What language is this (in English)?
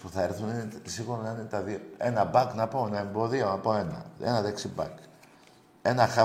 Greek